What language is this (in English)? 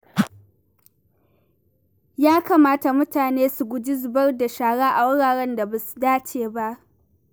Hausa